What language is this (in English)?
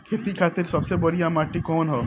Bhojpuri